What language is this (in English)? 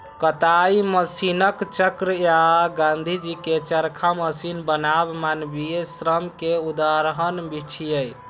Maithili